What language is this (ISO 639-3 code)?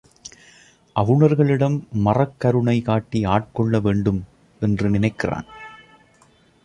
tam